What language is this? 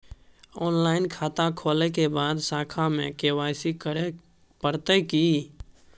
Maithili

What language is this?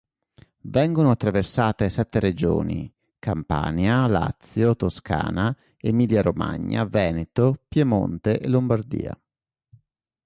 Italian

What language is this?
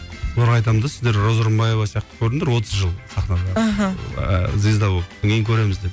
Kazakh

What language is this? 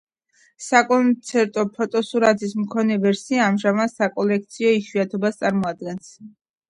Georgian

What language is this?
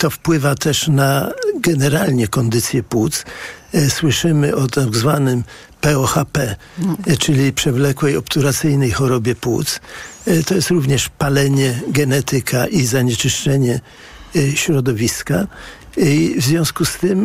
Polish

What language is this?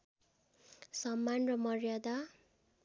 Nepali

